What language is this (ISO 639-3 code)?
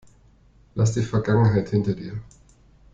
deu